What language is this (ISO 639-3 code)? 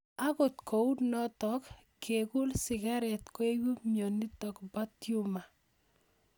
kln